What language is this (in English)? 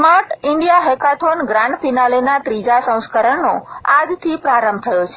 Gujarati